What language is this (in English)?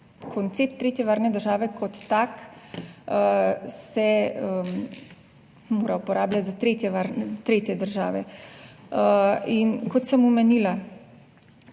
Slovenian